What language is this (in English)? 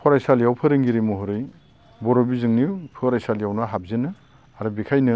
Bodo